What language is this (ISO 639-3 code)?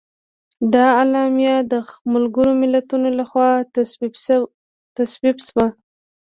pus